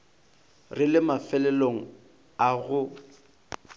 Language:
Northern Sotho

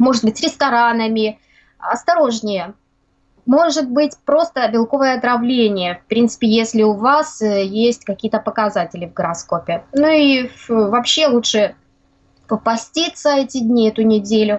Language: Russian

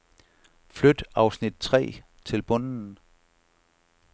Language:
Danish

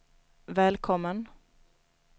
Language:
Swedish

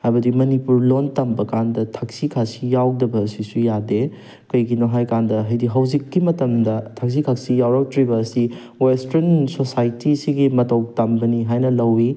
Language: Manipuri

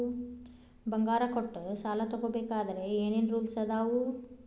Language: Kannada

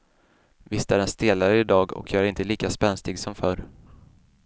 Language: Swedish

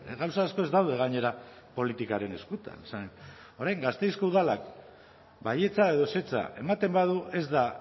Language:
Basque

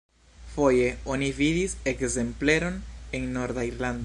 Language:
Esperanto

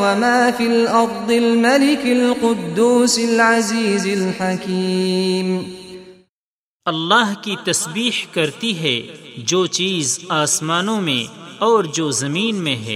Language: Urdu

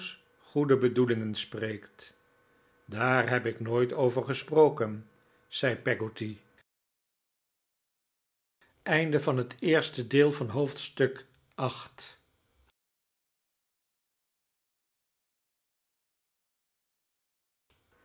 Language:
Dutch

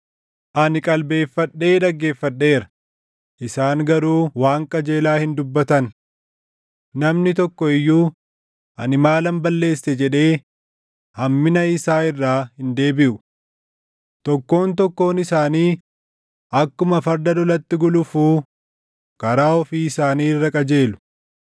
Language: Oromo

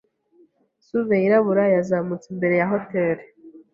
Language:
Kinyarwanda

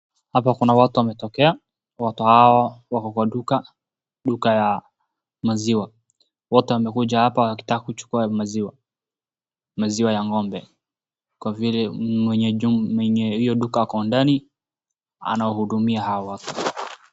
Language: Swahili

